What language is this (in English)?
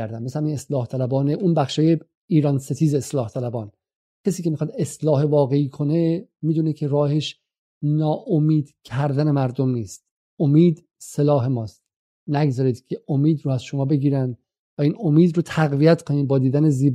Persian